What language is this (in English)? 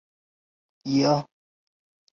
Chinese